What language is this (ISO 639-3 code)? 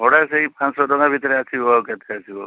ori